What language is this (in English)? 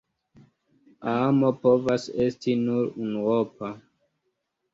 Esperanto